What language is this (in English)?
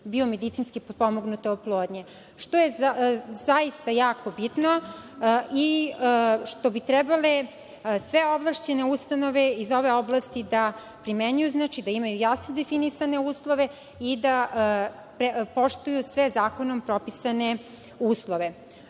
Serbian